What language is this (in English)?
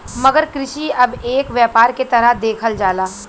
Bhojpuri